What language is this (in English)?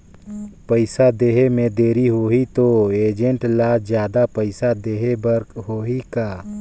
Chhattisgarhi